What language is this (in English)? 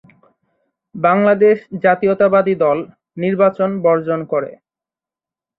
Bangla